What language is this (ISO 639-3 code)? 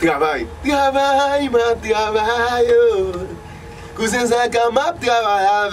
fra